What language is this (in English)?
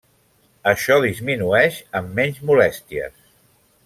Catalan